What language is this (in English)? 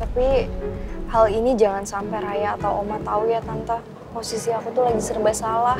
Indonesian